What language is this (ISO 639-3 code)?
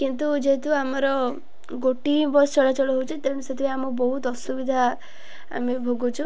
ori